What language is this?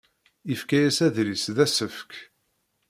Kabyle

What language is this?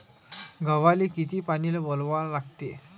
Marathi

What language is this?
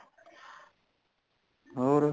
Punjabi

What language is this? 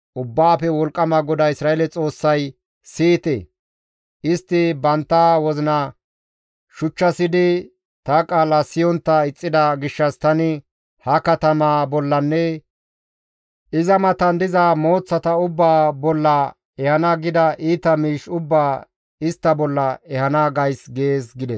Gamo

